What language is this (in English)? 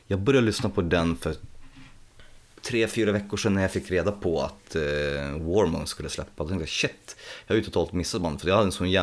Swedish